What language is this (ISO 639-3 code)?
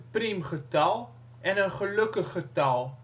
nld